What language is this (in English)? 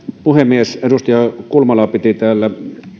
Finnish